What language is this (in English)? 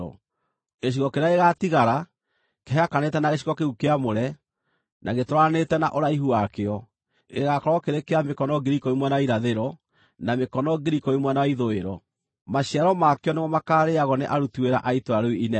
Kikuyu